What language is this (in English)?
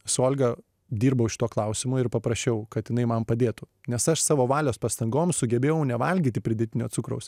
Lithuanian